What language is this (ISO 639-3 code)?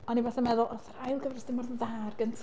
cym